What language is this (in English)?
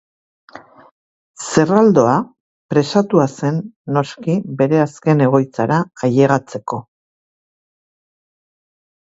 Basque